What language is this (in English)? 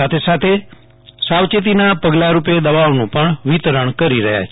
Gujarati